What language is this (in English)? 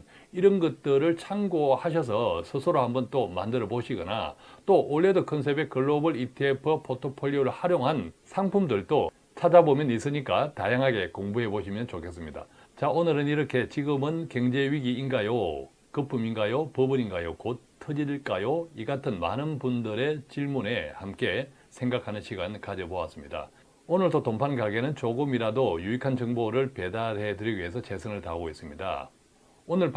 Korean